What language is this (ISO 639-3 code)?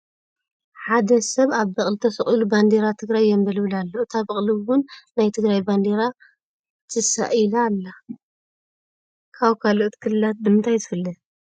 tir